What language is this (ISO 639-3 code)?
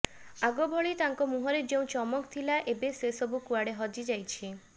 ori